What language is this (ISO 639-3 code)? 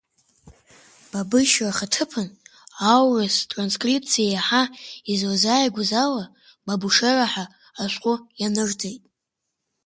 abk